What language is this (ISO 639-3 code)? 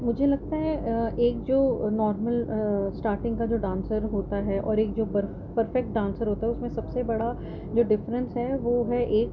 urd